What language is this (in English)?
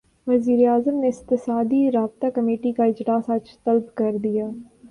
Urdu